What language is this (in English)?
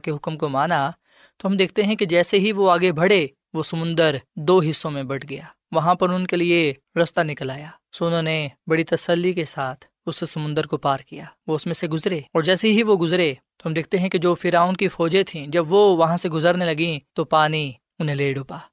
Urdu